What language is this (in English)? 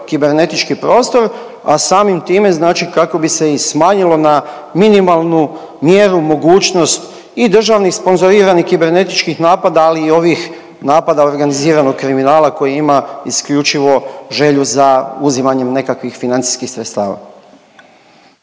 Croatian